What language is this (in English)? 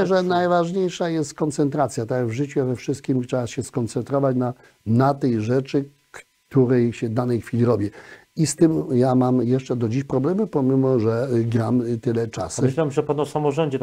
Polish